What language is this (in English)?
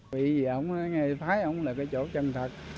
Vietnamese